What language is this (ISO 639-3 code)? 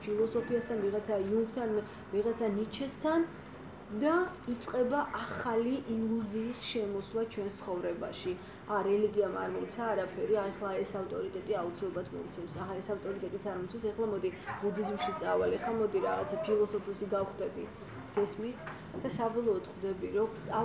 tur